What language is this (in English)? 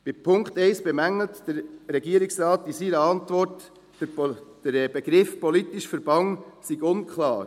Swiss German